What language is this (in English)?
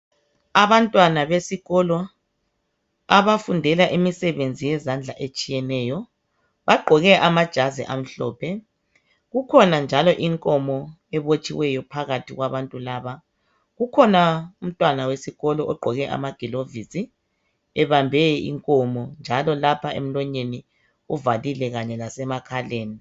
North Ndebele